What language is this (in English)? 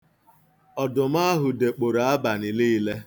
Igbo